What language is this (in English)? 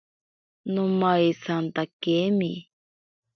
Ashéninka Perené